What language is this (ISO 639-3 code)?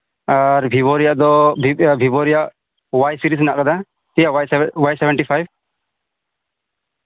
sat